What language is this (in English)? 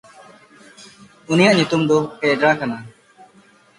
Santali